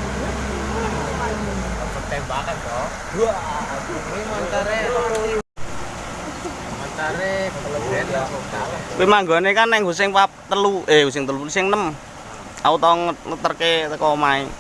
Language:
Indonesian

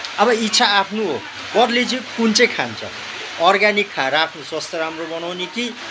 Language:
Nepali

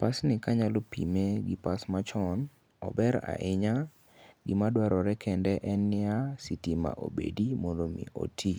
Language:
Luo (Kenya and Tanzania)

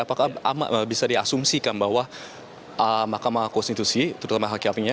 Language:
Indonesian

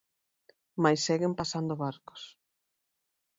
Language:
Galician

